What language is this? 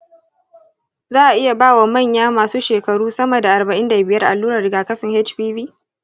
Hausa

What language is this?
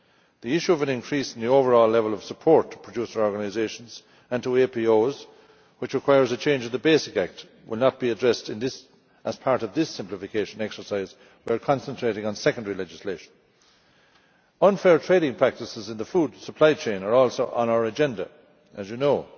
English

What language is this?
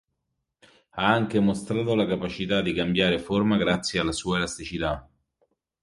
Italian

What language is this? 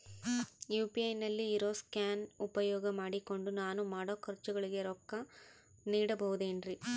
Kannada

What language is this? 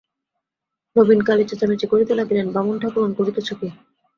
Bangla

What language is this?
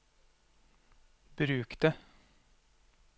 Norwegian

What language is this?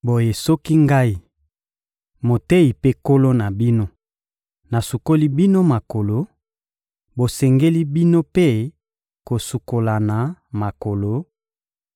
Lingala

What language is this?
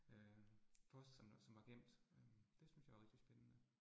Danish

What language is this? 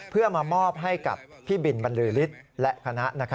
Thai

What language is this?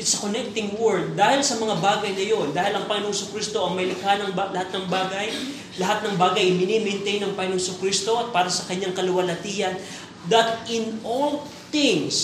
Filipino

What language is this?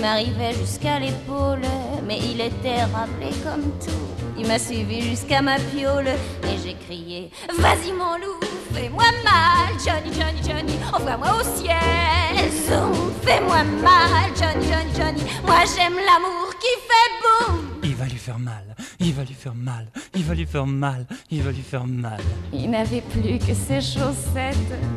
Dutch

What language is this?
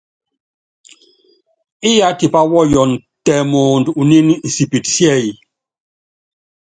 Yangben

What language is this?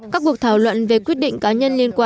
Vietnamese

